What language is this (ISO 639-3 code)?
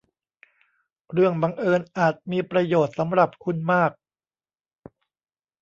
tha